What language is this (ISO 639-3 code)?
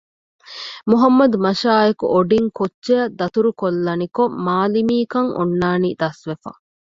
div